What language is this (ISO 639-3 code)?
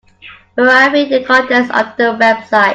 eng